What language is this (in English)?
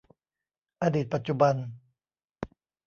Thai